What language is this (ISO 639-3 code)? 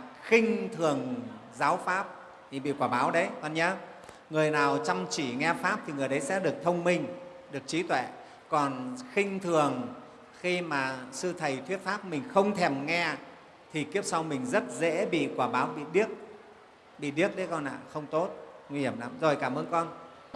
vie